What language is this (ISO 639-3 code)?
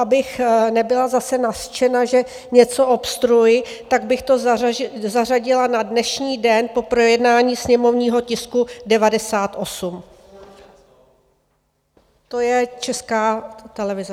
ces